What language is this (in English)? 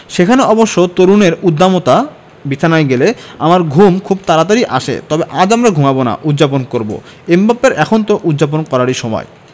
Bangla